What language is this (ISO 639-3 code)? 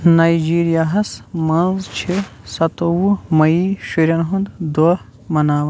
kas